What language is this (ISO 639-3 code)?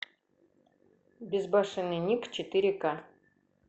rus